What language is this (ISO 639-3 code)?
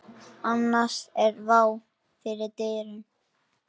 isl